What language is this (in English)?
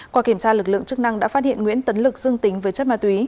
Vietnamese